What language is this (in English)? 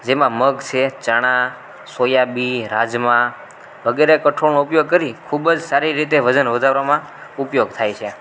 Gujarati